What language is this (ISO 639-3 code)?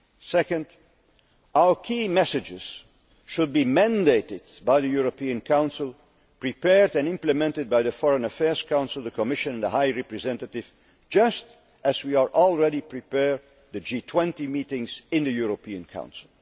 eng